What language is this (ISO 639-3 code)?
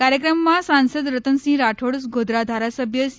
guj